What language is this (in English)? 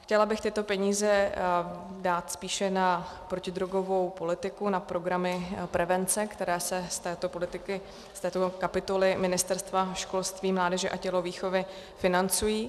Czech